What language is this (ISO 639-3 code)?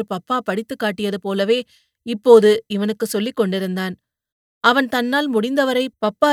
tam